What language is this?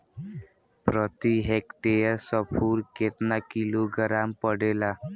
Bhojpuri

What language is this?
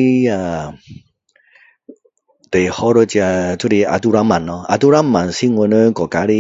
Min Dong Chinese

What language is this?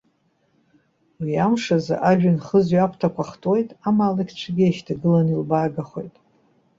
Abkhazian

